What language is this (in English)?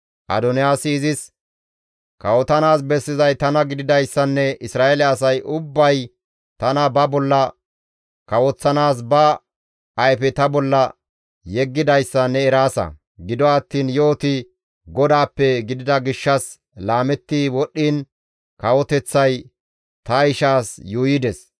Gamo